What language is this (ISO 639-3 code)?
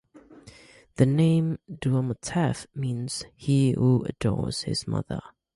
eng